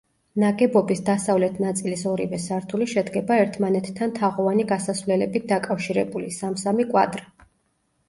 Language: Georgian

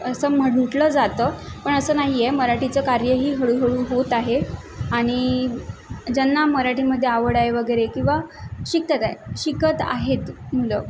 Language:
Marathi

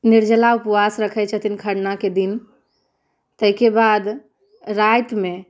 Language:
Maithili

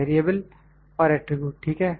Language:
Hindi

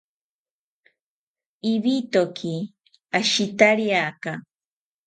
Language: South Ucayali Ashéninka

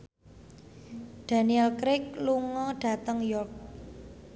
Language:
Javanese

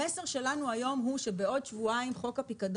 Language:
Hebrew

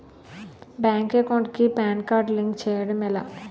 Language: Telugu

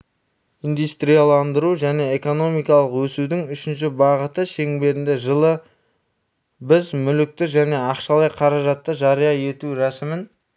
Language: Kazakh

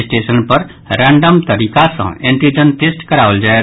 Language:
Maithili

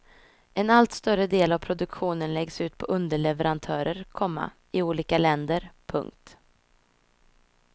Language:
Swedish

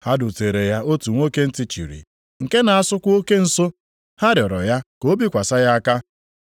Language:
Igbo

